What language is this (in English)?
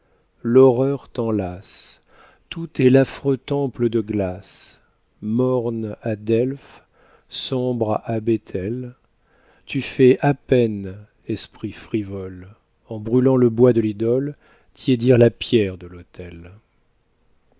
French